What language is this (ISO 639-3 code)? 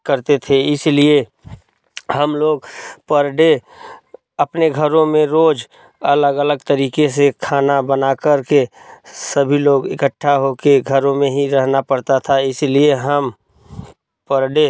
hin